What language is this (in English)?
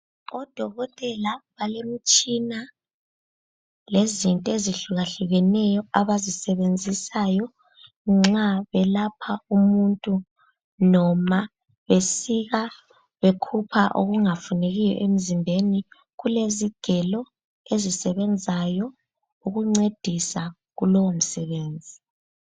North Ndebele